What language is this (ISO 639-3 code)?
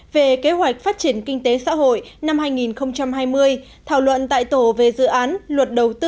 vie